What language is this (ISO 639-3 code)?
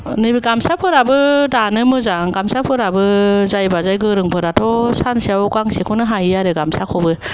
brx